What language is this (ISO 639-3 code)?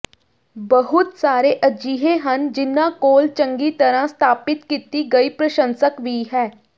pan